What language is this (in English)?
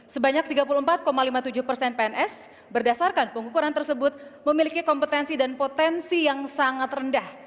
Indonesian